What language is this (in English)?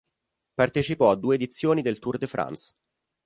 Italian